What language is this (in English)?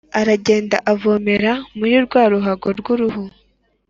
Kinyarwanda